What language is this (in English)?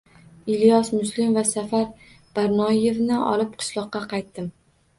Uzbek